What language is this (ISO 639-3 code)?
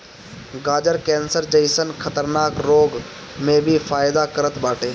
bho